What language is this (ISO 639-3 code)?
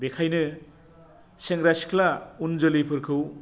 brx